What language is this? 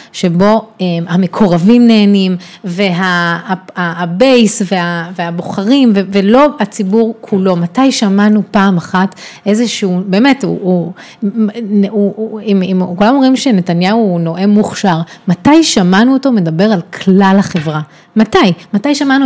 Hebrew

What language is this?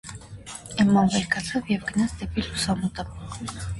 Armenian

